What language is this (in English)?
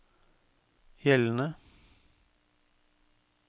Norwegian